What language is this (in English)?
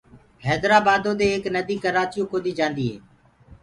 Gurgula